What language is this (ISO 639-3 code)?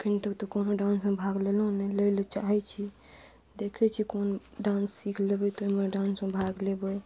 mai